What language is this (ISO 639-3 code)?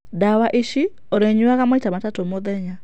kik